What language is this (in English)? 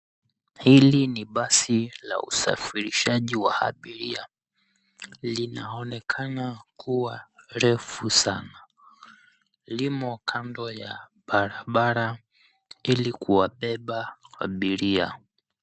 Swahili